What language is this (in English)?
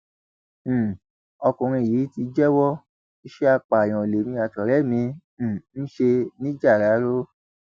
Yoruba